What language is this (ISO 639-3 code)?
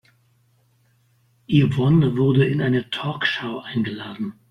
deu